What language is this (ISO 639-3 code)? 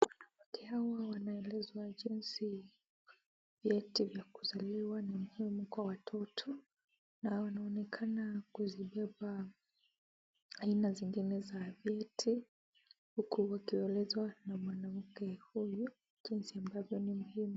swa